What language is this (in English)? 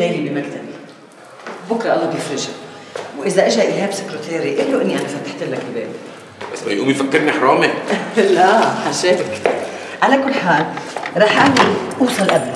Arabic